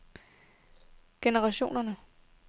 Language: Danish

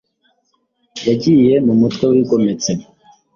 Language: Kinyarwanda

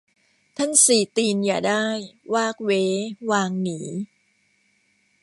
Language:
Thai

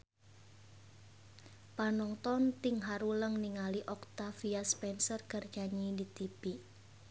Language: Sundanese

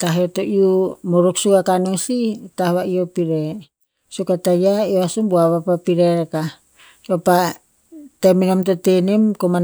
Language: Tinputz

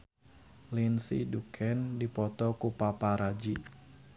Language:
Sundanese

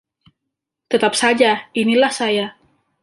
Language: Indonesian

